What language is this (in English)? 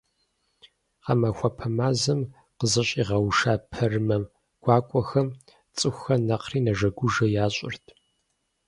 Kabardian